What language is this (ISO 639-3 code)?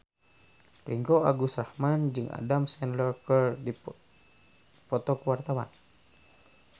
sun